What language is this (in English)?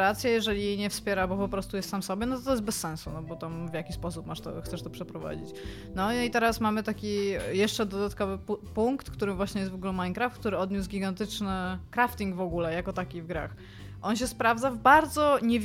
Polish